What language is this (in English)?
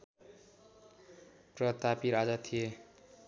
Nepali